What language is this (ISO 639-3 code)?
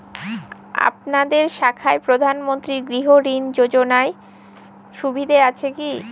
ben